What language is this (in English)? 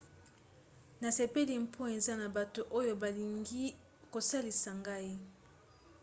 Lingala